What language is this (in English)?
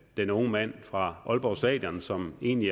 Danish